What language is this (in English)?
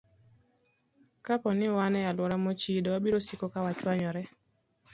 Luo (Kenya and Tanzania)